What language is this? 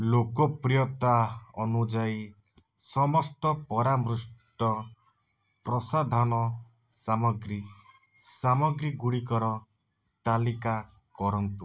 Odia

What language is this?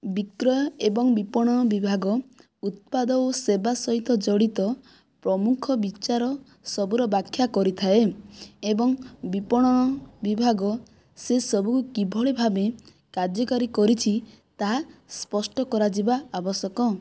Odia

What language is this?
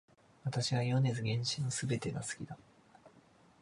Japanese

